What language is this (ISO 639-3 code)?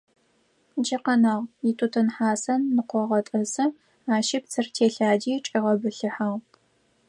ady